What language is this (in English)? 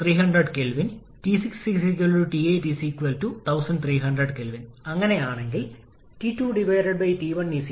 Malayalam